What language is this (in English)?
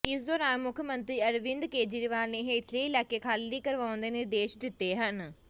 Punjabi